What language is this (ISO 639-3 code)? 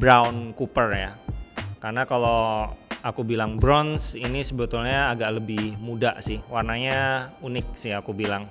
ind